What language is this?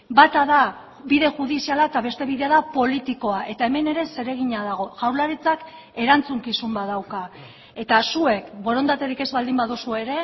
Basque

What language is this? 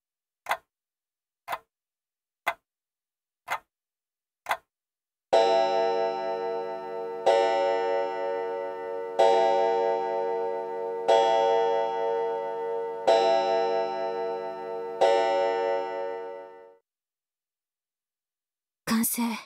Japanese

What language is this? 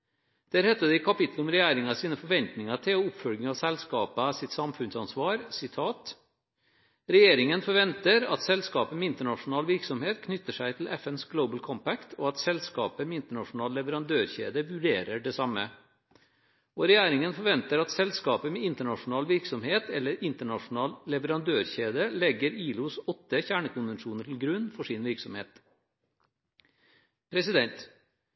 Norwegian Bokmål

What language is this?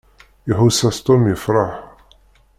Kabyle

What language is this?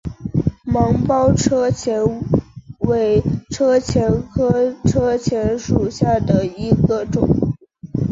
Chinese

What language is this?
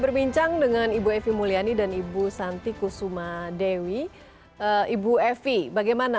Indonesian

